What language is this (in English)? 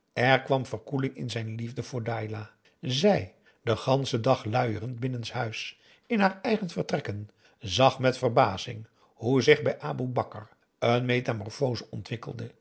Dutch